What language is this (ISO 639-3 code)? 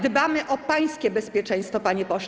pol